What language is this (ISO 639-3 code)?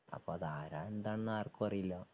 mal